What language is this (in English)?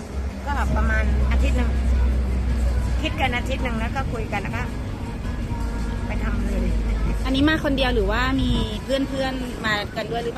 Thai